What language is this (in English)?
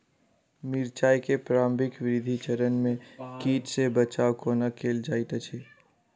Maithili